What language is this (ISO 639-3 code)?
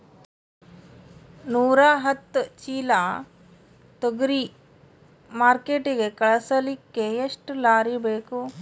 kan